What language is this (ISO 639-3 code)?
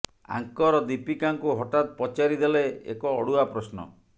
ori